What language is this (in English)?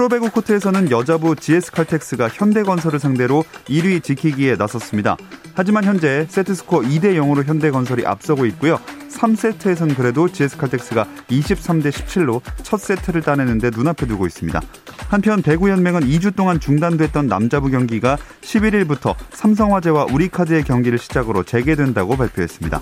Korean